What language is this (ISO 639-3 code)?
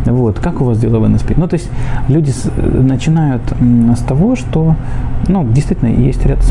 rus